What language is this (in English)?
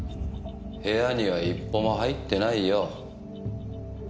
Japanese